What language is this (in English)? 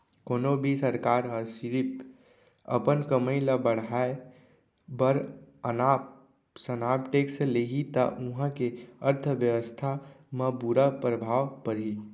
Chhattisgarhi